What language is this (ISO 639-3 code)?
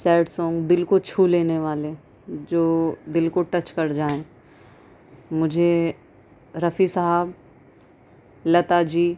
urd